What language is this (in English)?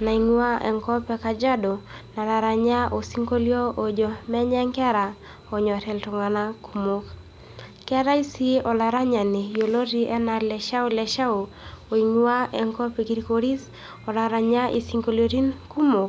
Masai